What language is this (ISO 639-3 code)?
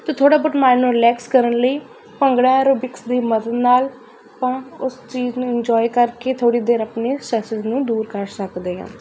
pan